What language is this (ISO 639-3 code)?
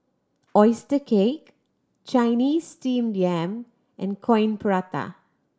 eng